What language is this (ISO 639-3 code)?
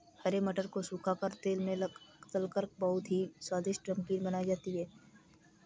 hin